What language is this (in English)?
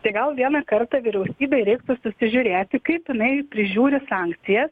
Lithuanian